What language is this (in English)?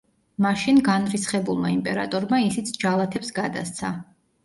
Georgian